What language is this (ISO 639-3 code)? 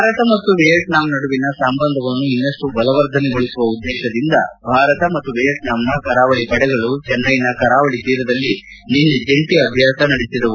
kan